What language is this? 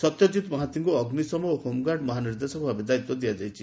Odia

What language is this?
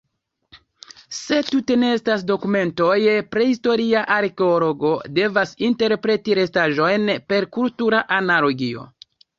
Esperanto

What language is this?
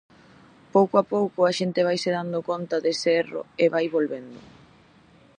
Galician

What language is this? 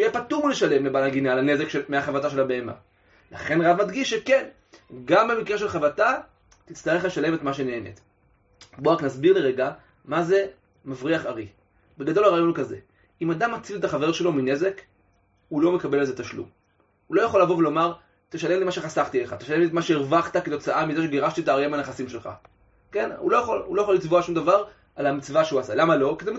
Hebrew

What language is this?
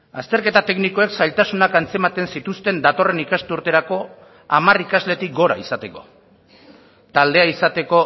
Basque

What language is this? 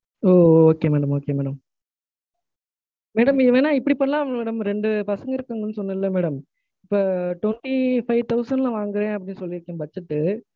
Tamil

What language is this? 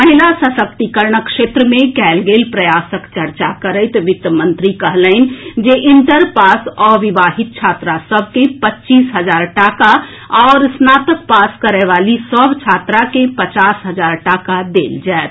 Maithili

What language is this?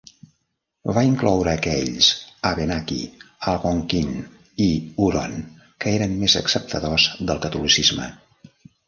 Catalan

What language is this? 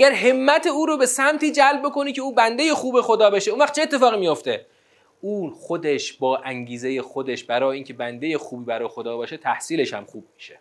Persian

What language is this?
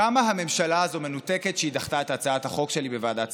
Hebrew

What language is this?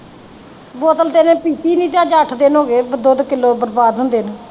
Punjabi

